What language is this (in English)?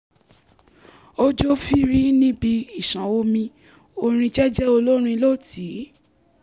Yoruba